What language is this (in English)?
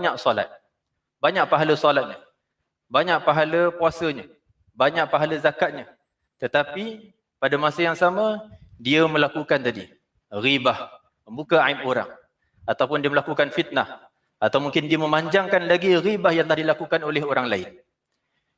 Malay